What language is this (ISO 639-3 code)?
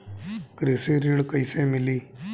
bho